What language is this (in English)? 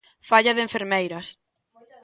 Galician